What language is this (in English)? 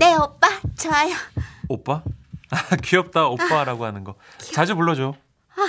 Korean